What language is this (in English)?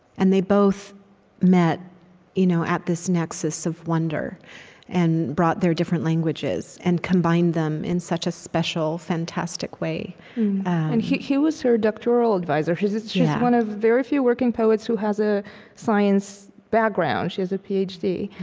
English